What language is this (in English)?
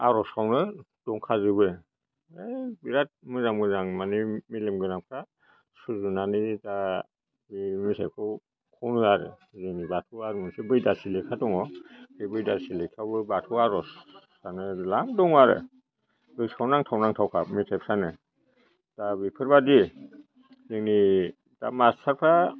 Bodo